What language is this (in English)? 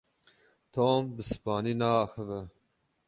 Kurdish